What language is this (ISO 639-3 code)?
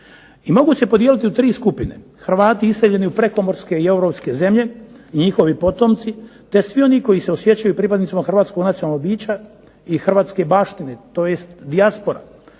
hrv